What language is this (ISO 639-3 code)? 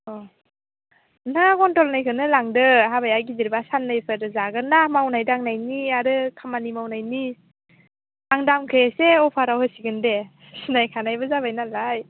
brx